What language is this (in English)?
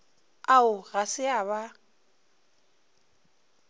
Northern Sotho